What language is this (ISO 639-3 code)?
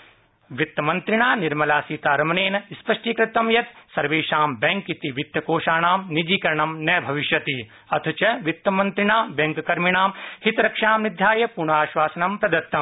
san